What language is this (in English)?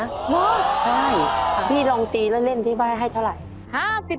Thai